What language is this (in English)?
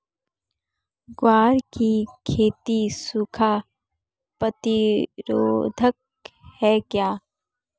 Hindi